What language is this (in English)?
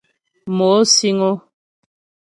Ghomala